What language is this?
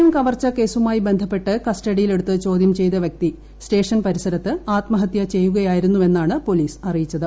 Malayalam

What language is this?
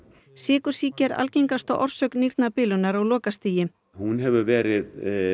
Icelandic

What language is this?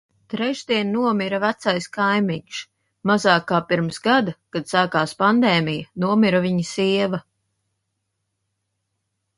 Latvian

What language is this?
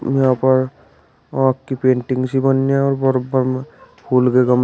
Hindi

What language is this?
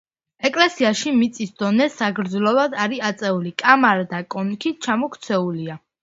Georgian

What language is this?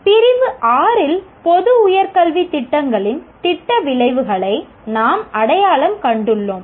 Tamil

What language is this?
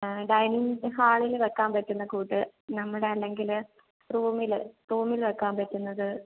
Malayalam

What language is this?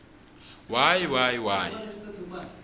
Swati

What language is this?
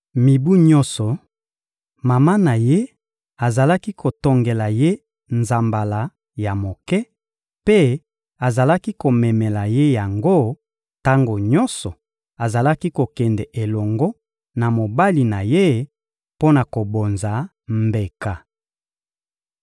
Lingala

